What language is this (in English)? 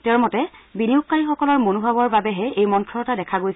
Assamese